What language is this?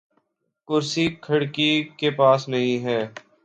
Urdu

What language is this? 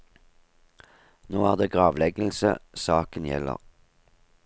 Norwegian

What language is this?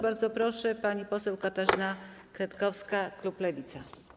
Polish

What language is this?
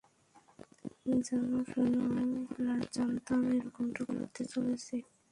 Bangla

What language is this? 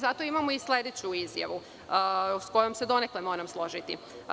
Serbian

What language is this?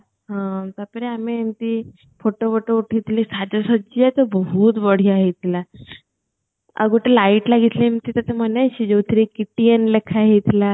Odia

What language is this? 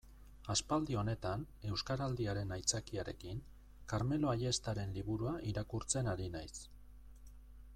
Basque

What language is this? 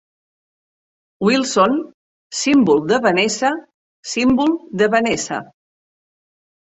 Catalan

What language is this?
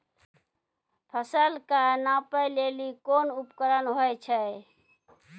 Maithili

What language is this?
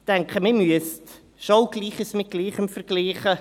Swiss German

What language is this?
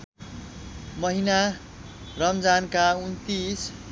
Nepali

